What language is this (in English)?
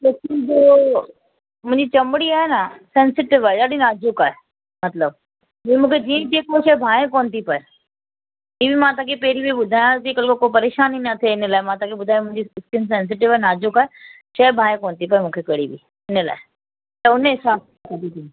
Sindhi